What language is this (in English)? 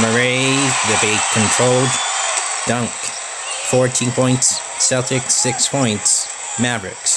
English